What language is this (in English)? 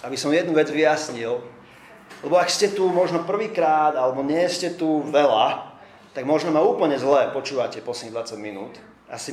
Slovak